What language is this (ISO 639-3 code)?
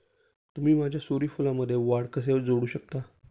mar